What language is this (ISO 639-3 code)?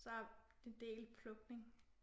dan